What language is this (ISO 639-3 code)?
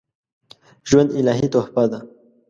pus